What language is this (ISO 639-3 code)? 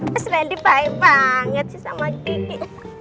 ind